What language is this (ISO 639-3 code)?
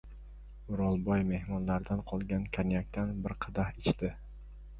uzb